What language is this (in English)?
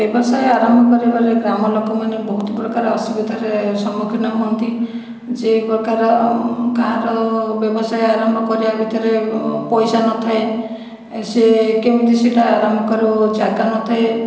Odia